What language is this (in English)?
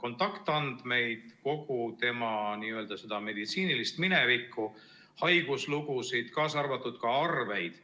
Estonian